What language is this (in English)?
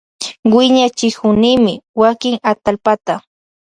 Loja Highland Quichua